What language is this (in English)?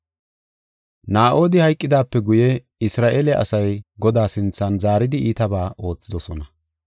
Gofa